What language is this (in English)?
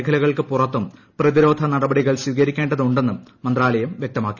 Malayalam